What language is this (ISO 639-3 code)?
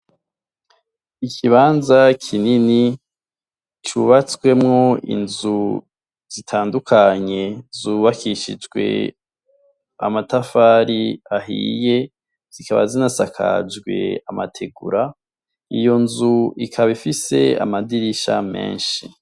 run